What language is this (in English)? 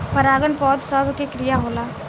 Bhojpuri